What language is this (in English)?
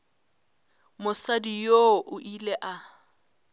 Northern Sotho